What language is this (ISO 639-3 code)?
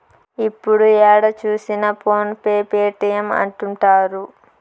tel